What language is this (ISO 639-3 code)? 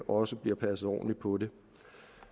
dan